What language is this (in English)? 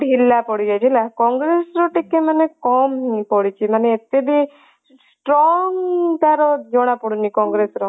Odia